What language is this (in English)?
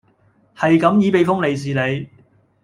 Cantonese